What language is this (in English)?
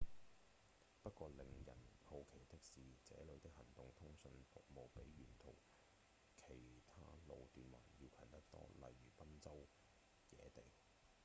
Cantonese